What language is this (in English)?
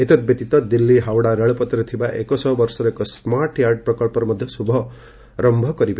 Odia